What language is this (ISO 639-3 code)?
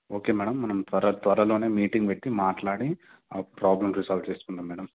tel